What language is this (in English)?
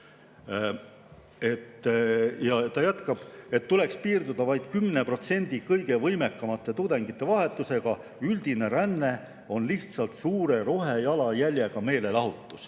Estonian